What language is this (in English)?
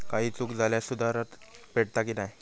Marathi